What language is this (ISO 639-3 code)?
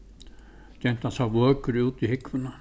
fao